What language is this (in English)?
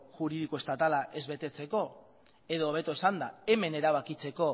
Basque